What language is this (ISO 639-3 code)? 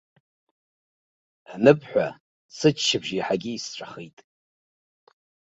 abk